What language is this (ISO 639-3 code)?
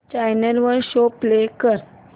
mar